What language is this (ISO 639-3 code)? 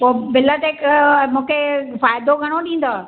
snd